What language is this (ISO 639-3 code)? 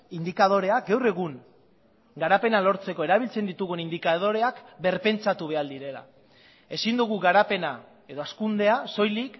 eus